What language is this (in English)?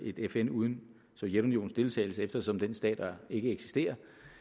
Danish